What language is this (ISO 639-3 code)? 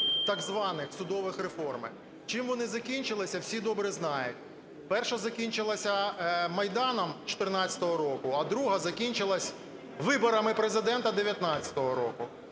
ukr